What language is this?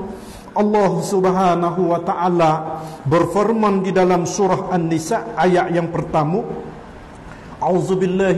Malay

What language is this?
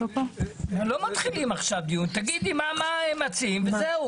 Hebrew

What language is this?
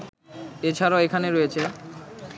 Bangla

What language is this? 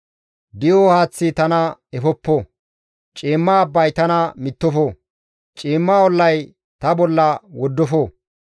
Gamo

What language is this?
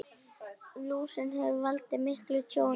Icelandic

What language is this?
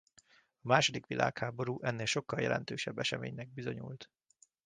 Hungarian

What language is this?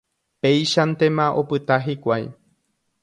Guarani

